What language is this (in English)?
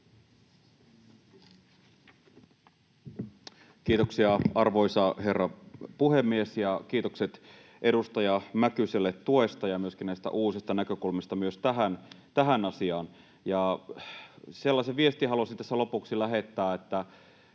Finnish